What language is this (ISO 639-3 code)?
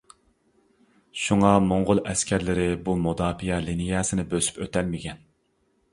uig